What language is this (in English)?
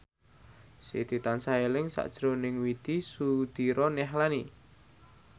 Javanese